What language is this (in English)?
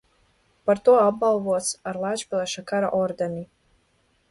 Latvian